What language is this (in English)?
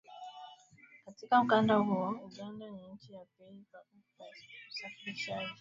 Swahili